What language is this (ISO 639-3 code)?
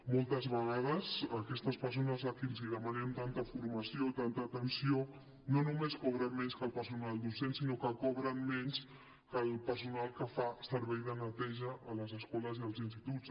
cat